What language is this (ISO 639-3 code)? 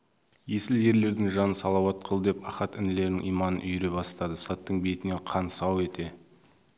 kaz